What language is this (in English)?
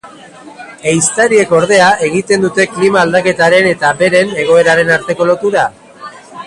Basque